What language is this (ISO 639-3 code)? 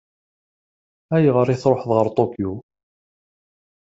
kab